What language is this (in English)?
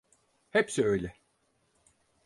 Turkish